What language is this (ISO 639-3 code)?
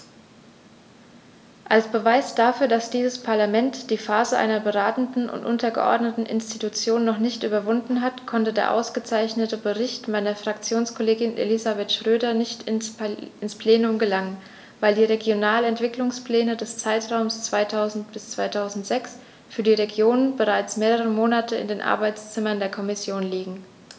deu